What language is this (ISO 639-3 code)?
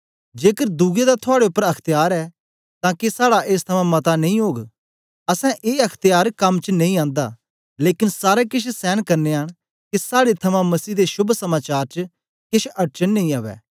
doi